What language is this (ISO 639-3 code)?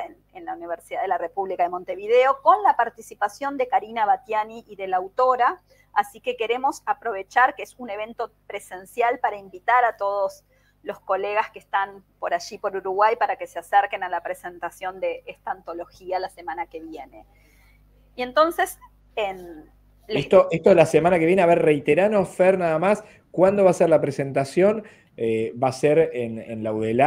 spa